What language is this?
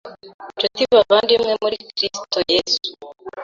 Kinyarwanda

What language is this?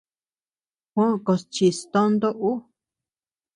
Tepeuxila Cuicatec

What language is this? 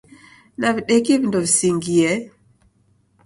Taita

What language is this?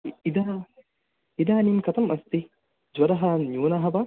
Sanskrit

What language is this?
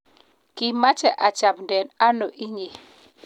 Kalenjin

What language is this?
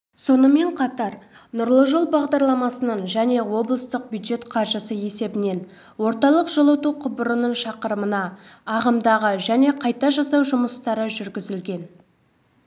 Kazakh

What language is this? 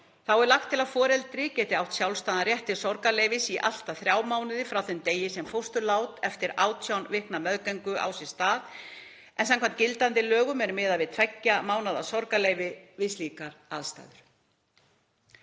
Icelandic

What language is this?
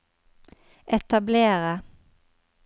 Norwegian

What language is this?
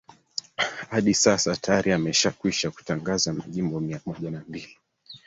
Swahili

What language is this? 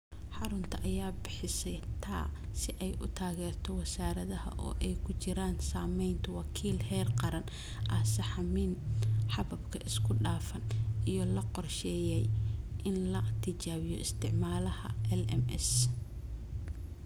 Somali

